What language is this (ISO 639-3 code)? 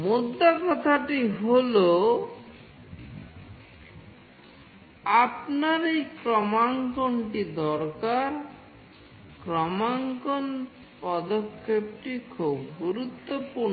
ben